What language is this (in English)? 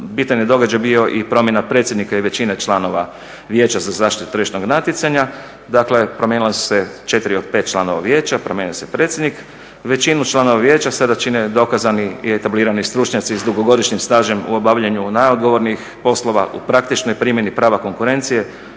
Croatian